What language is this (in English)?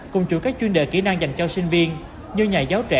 Vietnamese